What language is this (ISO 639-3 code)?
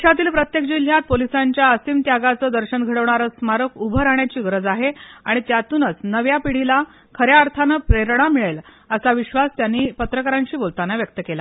mar